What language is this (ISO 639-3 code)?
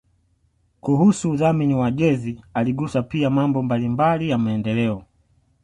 swa